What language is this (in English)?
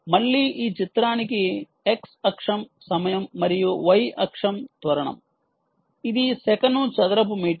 Telugu